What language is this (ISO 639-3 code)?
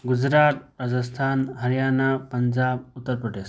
mni